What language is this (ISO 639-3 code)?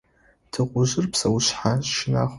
ady